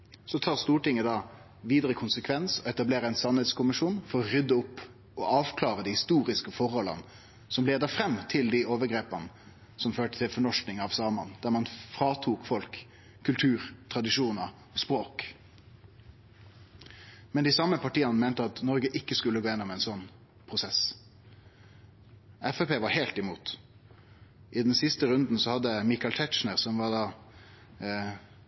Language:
Norwegian Nynorsk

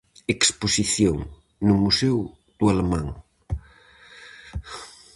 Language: Galician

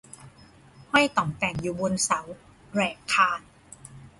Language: Thai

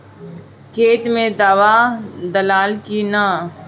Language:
Bhojpuri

